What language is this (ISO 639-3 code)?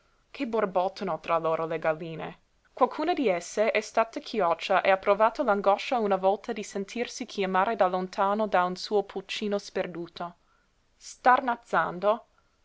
ita